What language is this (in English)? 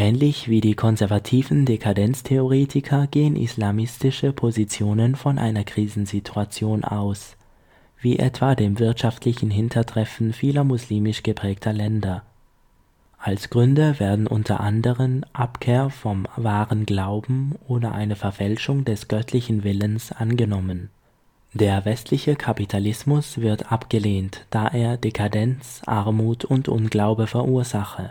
German